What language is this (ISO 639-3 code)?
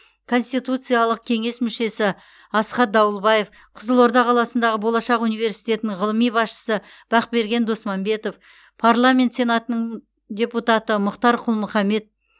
kaz